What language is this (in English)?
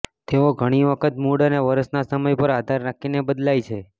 Gujarati